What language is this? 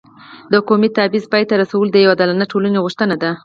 Pashto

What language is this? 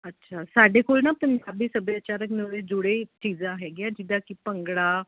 Punjabi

